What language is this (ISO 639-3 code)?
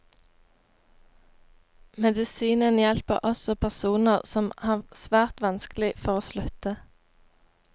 nor